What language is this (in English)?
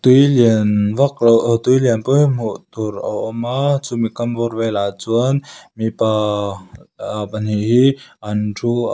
Mizo